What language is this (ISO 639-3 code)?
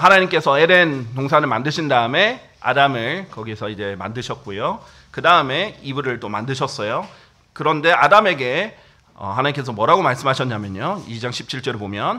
kor